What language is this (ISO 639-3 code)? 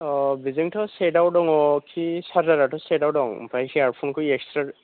brx